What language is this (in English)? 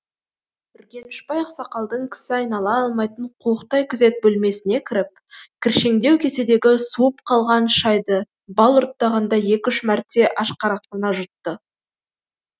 Kazakh